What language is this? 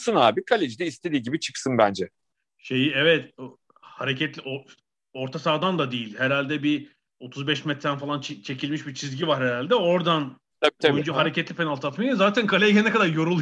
Turkish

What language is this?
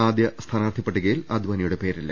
Malayalam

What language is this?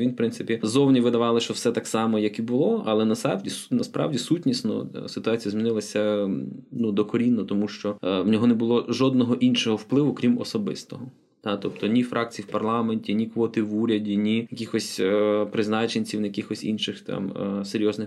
Ukrainian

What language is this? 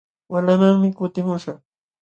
Jauja Wanca Quechua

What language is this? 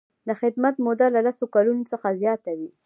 Pashto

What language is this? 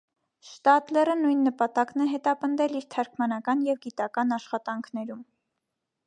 Armenian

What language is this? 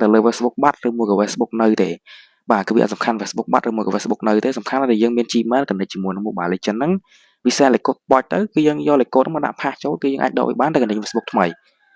Vietnamese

